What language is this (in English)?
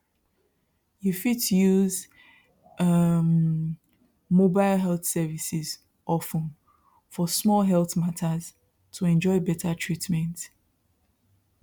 Nigerian Pidgin